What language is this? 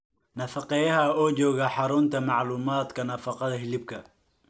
Somali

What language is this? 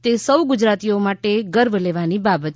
Gujarati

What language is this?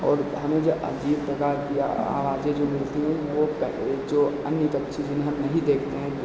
Hindi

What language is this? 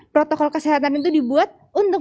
Indonesian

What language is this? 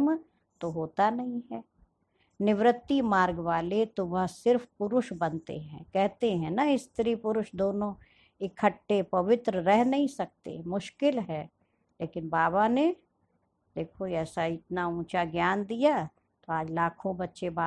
Hindi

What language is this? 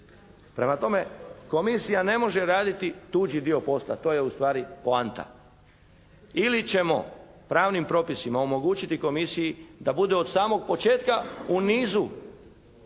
Croatian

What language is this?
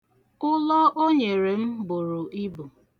Igbo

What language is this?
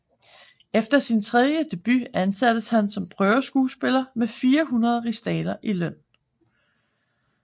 Danish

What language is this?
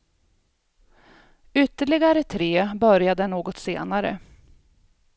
Swedish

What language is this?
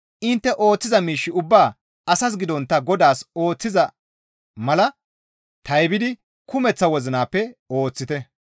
Gamo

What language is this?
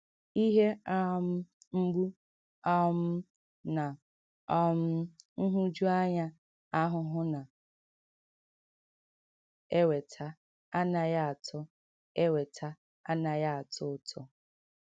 Igbo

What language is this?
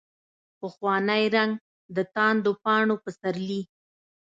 Pashto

